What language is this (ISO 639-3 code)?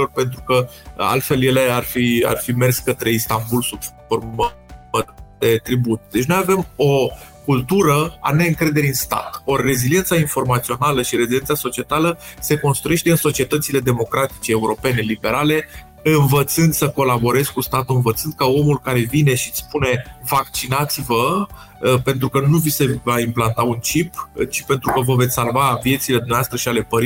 ron